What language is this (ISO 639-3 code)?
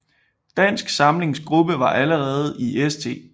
dan